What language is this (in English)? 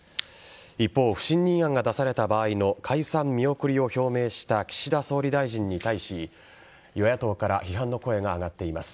Japanese